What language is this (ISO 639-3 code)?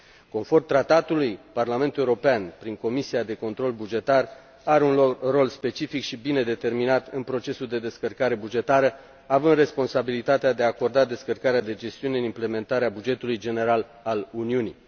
ron